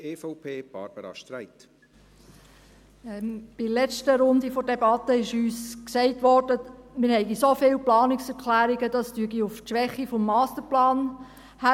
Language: Swiss German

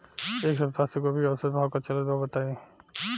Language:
Bhojpuri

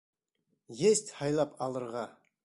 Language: Bashkir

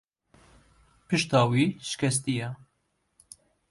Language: Kurdish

